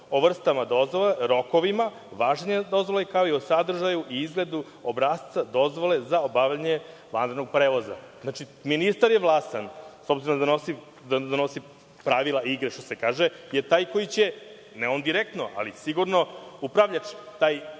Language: Serbian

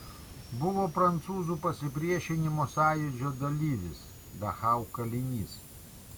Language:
Lithuanian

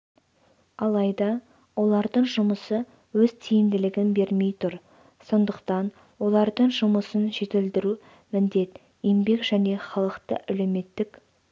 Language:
Kazakh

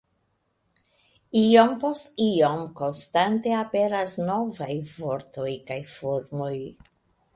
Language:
Esperanto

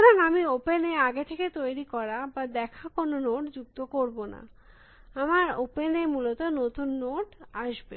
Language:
Bangla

